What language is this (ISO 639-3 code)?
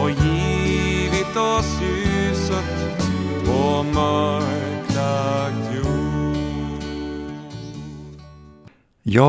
swe